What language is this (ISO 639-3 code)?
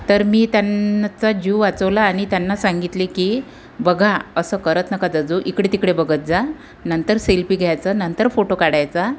mar